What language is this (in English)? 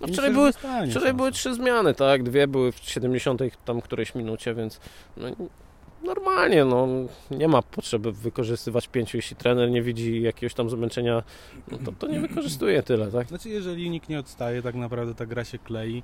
Polish